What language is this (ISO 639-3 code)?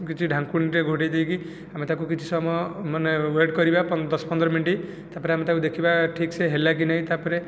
ori